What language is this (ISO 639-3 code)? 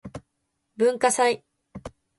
jpn